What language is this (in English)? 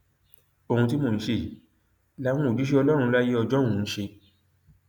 Yoruba